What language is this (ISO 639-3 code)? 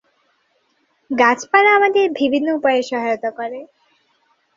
ben